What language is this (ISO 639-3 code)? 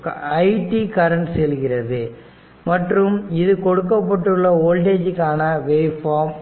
tam